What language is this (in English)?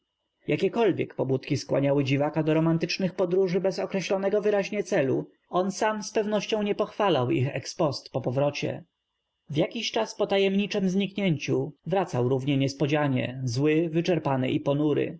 Polish